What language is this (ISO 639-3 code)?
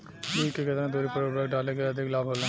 bho